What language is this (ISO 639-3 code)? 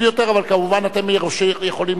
heb